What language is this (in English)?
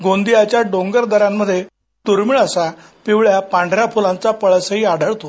Marathi